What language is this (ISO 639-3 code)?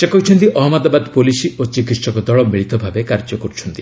ori